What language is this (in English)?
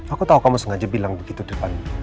Indonesian